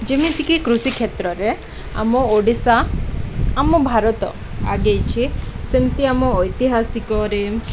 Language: Odia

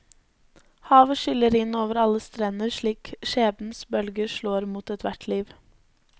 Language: Norwegian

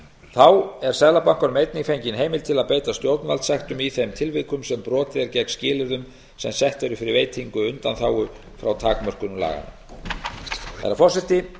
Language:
Icelandic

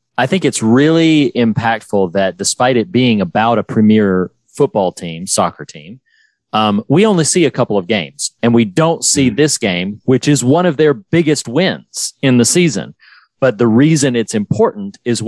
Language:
English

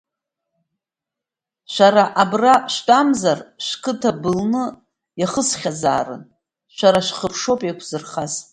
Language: Abkhazian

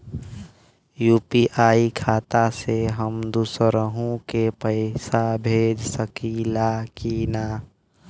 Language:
Bhojpuri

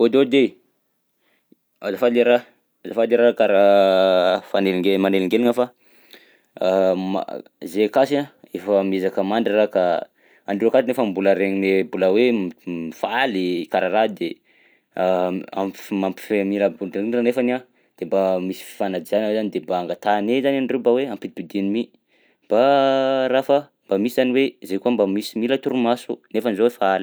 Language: Southern Betsimisaraka Malagasy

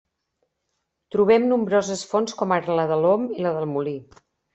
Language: Catalan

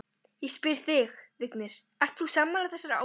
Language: Icelandic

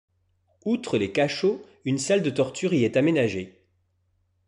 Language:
French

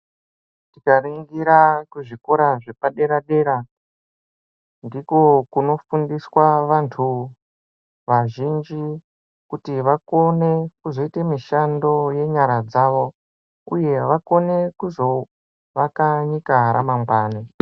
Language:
Ndau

